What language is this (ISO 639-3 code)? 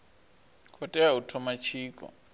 ven